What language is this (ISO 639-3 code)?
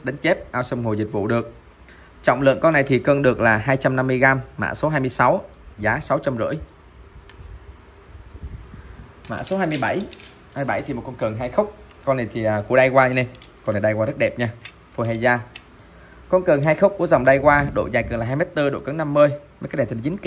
vie